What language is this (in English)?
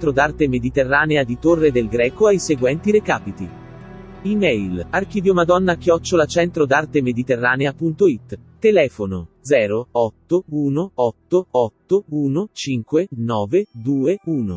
Italian